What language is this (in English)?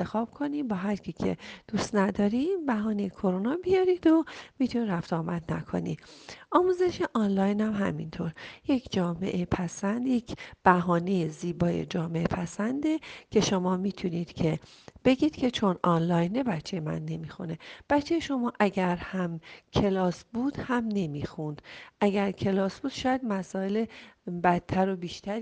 Persian